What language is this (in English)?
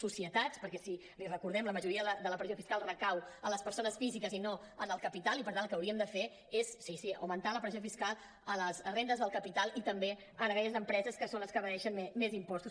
Catalan